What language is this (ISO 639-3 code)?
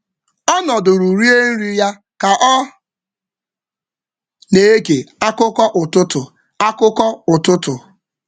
ibo